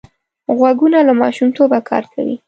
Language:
Pashto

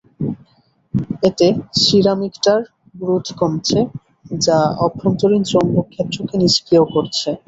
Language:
Bangla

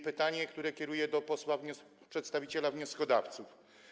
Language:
Polish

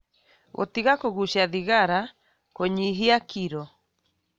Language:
Kikuyu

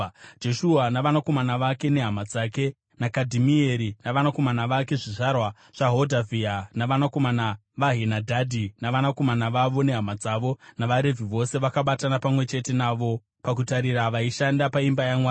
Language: Shona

